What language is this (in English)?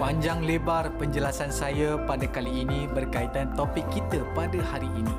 Malay